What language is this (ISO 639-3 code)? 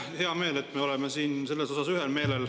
est